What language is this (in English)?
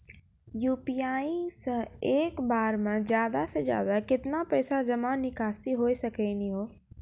Maithili